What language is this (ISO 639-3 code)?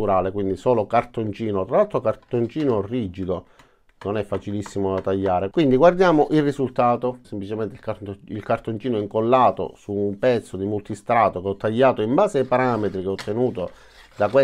ita